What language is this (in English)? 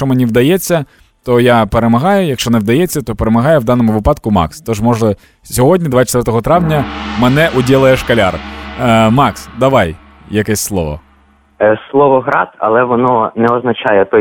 Ukrainian